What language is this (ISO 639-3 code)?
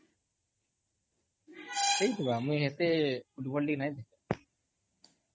ori